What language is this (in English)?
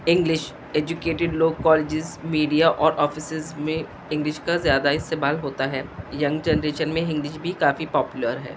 Urdu